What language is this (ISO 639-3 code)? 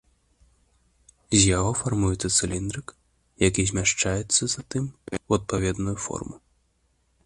bel